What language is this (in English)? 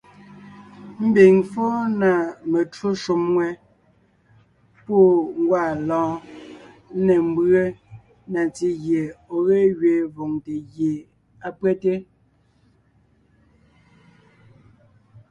Ngiemboon